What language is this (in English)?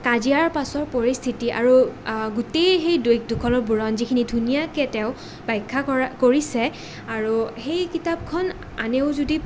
Assamese